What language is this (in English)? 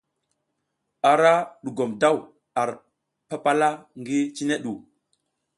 South Giziga